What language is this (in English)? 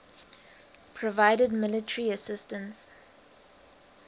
English